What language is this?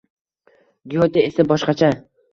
Uzbek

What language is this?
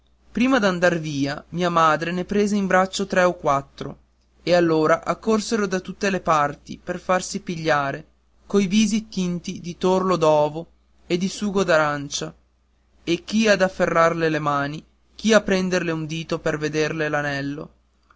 Italian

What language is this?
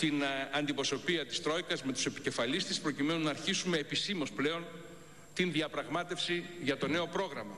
Greek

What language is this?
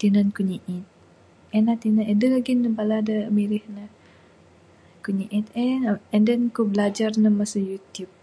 Bukar-Sadung Bidayuh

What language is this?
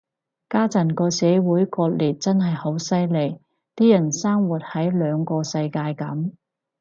Cantonese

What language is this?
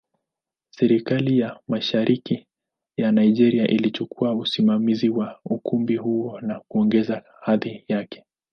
Swahili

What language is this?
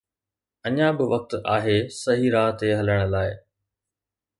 Sindhi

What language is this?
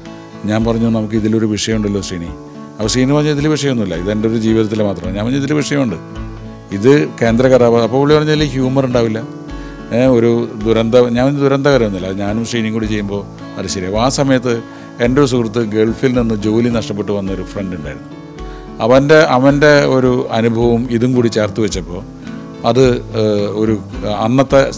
Malayalam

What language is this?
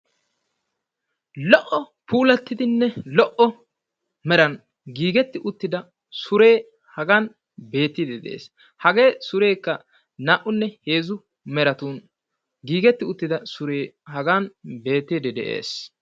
Wolaytta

